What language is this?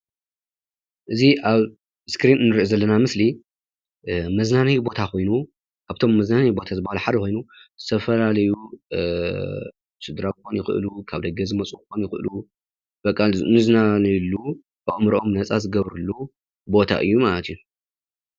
Tigrinya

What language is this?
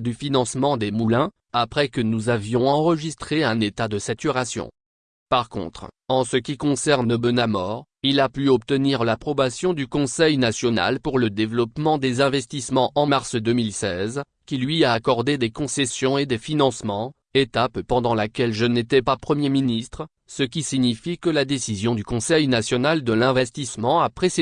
French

